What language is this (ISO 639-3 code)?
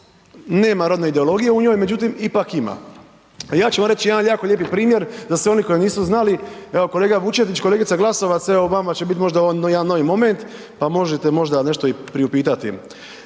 hrv